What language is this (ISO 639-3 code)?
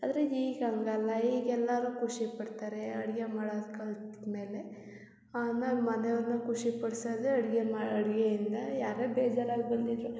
kan